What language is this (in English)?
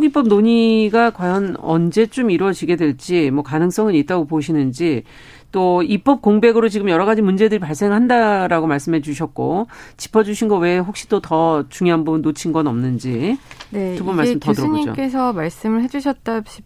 Korean